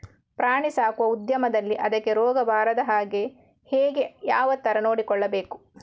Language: Kannada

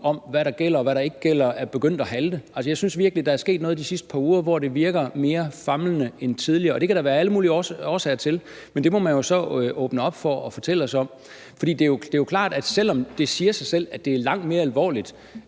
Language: Danish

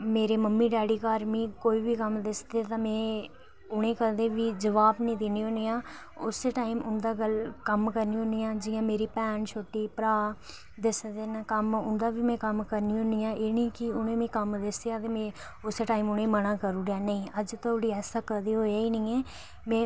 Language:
Dogri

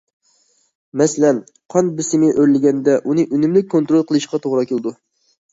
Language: Uyghur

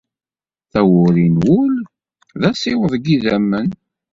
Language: Kabyle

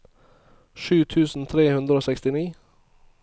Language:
Norwegian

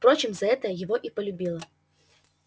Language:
Russian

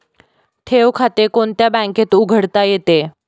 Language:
Marathi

